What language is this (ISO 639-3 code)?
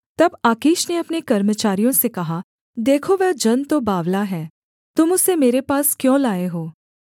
hin